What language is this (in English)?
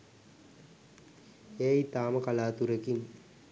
Sinhala